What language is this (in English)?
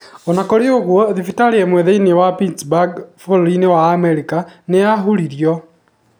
Kikuyu